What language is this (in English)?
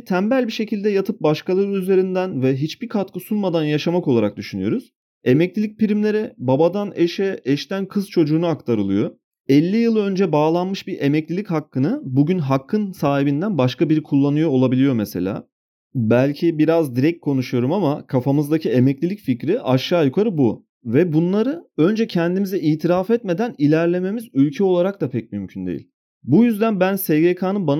Turkish